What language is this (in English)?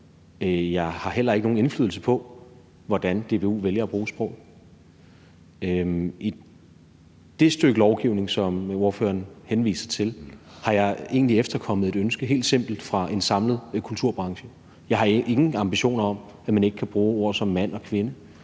Danish